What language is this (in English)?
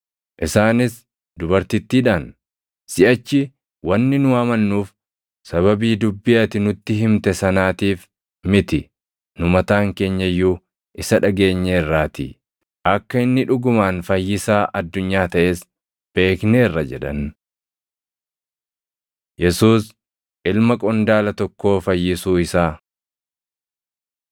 Oromo